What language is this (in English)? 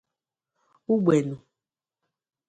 Igbo